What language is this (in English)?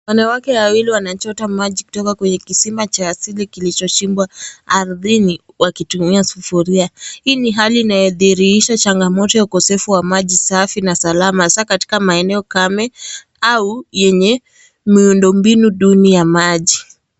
Swahili